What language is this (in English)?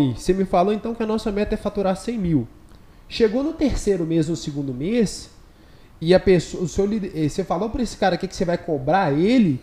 Portuguese